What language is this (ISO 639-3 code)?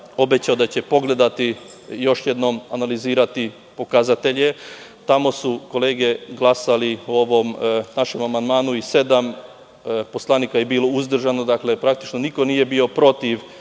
srp